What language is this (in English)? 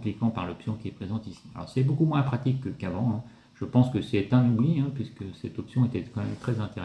French